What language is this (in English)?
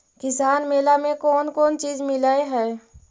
Magahi